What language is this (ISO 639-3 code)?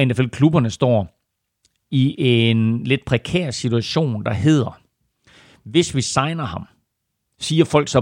dan